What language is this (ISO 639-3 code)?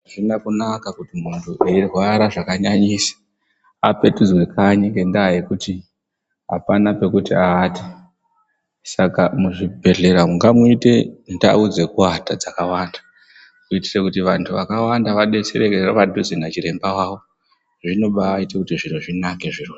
ndc